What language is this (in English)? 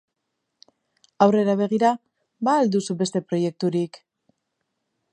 Basque